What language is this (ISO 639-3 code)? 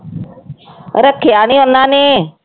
pan